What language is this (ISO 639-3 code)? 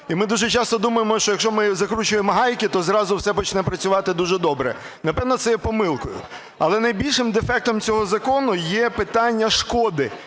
ukr